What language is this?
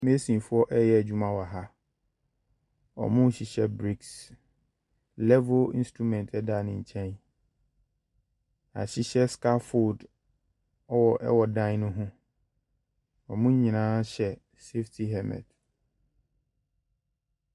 Akan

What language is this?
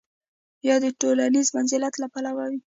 Pashto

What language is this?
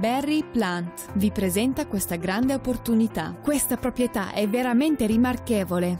Italian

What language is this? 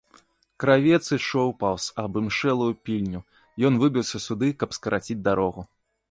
Belarusian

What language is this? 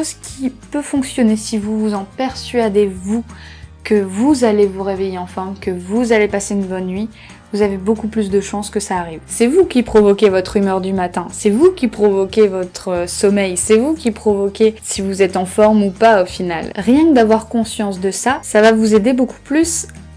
French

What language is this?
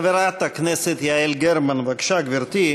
Hebrew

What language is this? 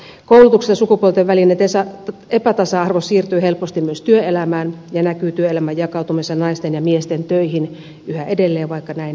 Finnish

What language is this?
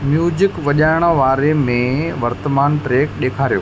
Sindhi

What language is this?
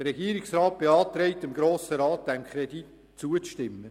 Swiss German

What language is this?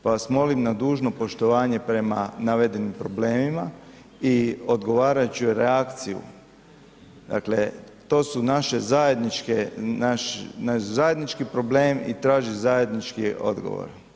Croatian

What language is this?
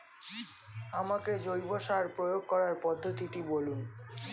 Bangla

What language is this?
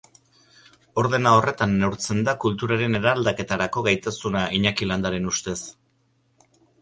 Basque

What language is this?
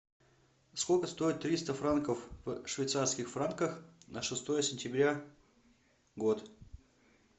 Russian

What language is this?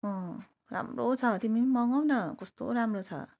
Nepali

